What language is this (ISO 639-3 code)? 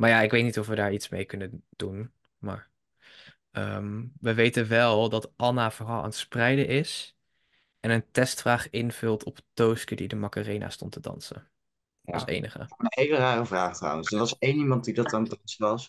nld